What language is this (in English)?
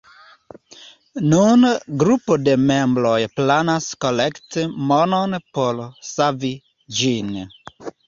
Esperanto